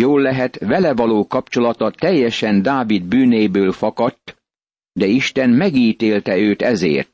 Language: Hungarian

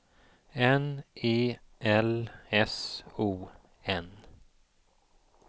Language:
Swedish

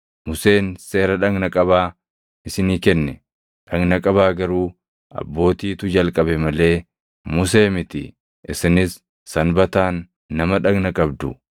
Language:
Oromo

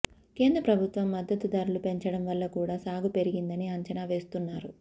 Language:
Telugu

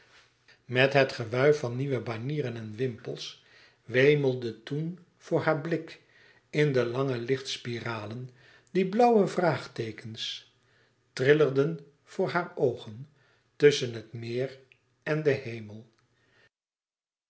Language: Dutch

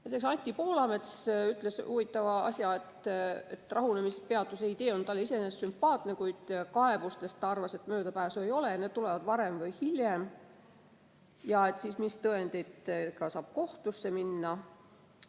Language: Estonian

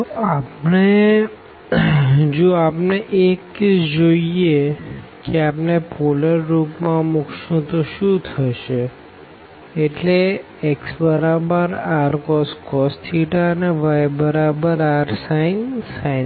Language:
Gujarati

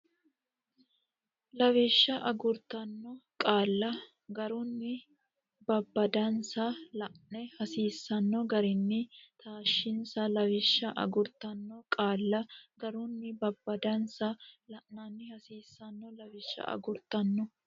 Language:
Sidamo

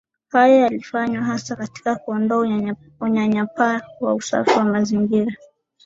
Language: Swahili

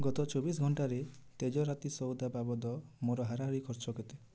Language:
Odia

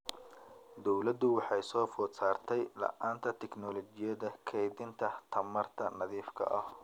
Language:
Somali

